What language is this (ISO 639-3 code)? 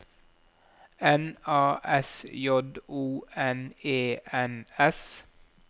nor